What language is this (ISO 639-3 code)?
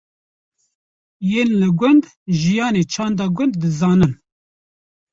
kur